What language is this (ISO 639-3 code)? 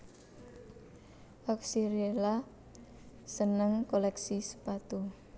jav